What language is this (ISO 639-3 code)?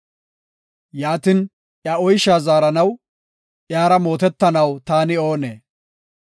gof